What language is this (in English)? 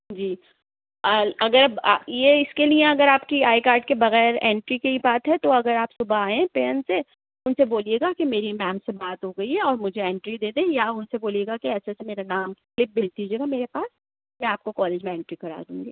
Urdu